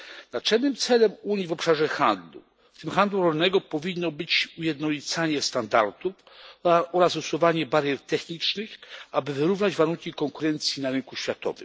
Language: Polish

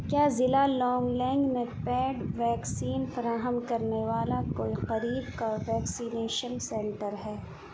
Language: Urdu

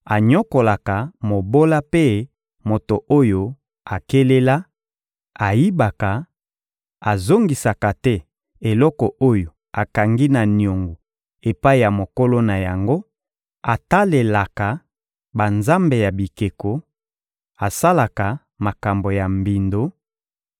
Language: Lingala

